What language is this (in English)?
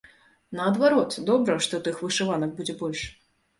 Belarusian